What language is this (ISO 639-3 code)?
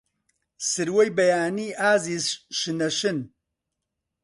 ckb